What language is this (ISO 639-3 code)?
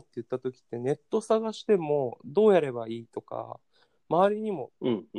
jpn